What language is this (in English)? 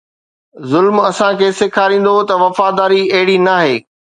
Sindhi